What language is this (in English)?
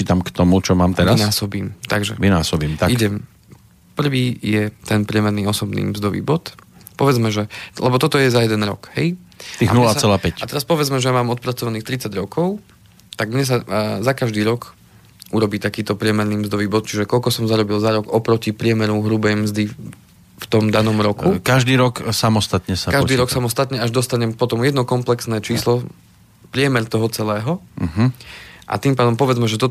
Slovak